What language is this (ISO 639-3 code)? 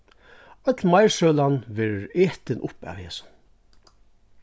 fao